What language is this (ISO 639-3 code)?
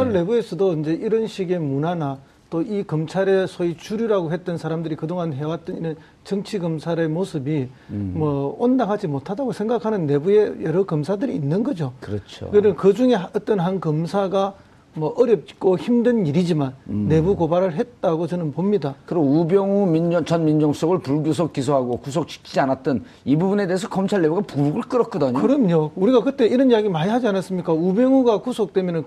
kor